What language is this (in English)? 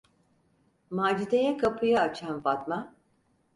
Turkish